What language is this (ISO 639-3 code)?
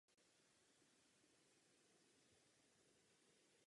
ces